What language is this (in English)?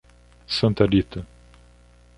Portuguese